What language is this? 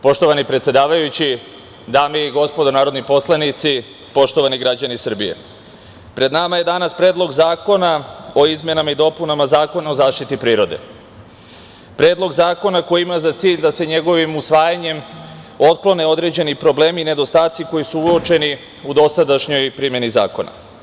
Serbian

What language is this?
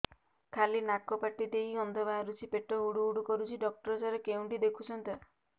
Odia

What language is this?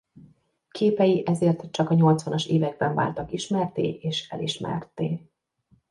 Hungarian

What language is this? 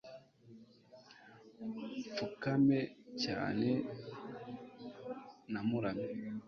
Kinyarwanda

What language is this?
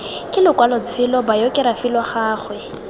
Tswana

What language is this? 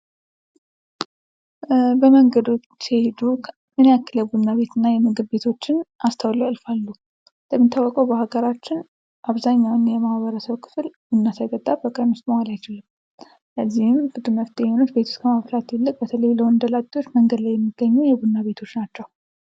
Amharic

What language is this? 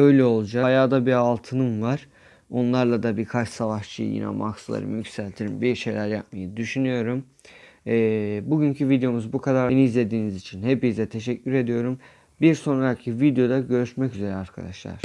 Turkish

